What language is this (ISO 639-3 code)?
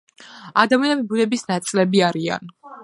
kat